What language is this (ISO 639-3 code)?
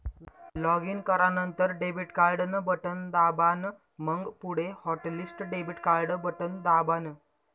mar